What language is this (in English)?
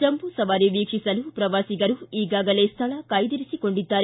Kannada